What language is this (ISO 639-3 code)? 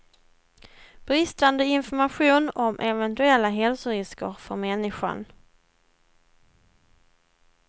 swe